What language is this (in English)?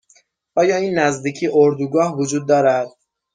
Persian